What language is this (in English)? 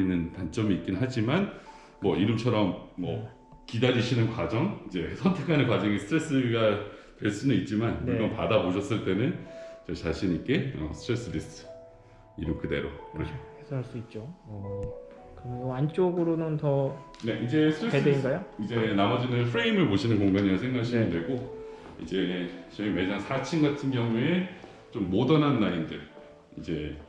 Korean